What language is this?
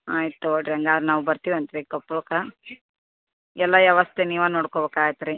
Kannada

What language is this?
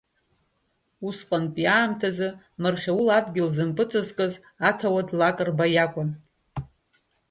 Abkhazian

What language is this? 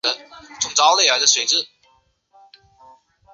Chinese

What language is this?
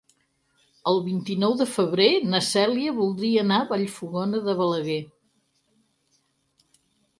Catalan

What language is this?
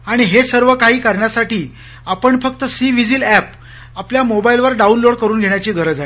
Marathi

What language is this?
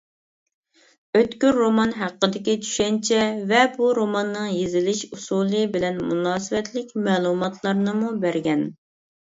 Uyghur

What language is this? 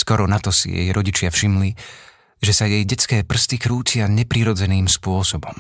Slovak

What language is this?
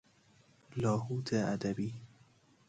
Persian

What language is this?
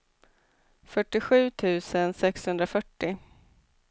Swedish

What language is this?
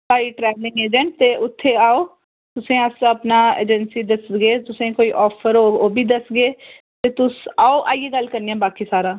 Dogri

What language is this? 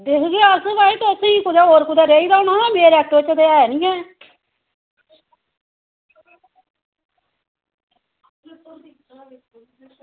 Dogri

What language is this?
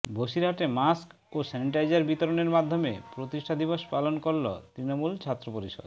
Bangla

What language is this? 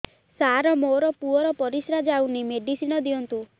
Odia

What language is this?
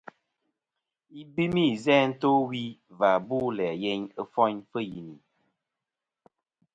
Kom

